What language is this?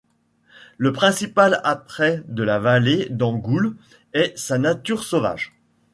French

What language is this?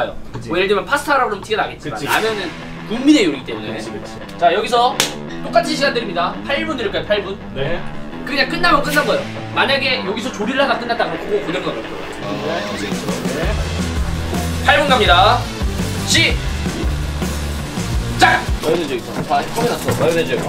Korean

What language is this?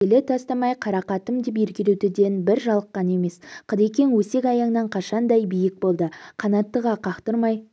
Kazakh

